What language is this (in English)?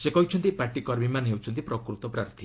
Odia